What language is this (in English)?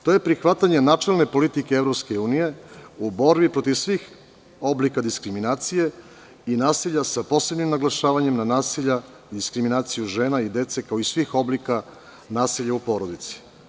Serbian